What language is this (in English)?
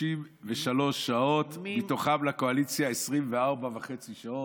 Hebrew